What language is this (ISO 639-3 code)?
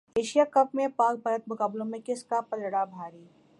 urd